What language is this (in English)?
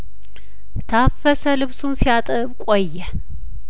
Amharic